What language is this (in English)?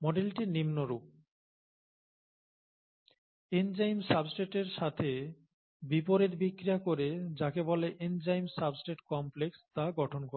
Bangla